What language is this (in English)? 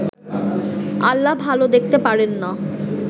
Bangla